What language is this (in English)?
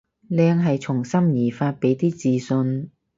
Cantonese